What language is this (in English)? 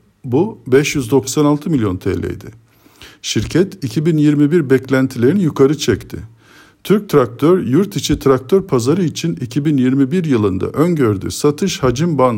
Turkish